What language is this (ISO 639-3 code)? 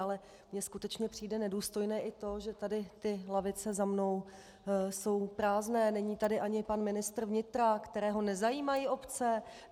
ces